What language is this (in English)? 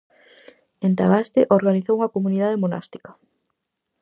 Galician